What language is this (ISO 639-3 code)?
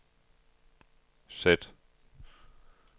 dan